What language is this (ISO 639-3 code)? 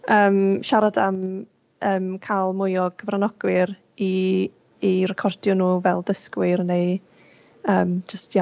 cym